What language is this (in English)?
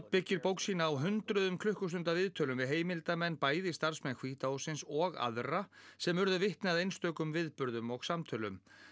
Icelandic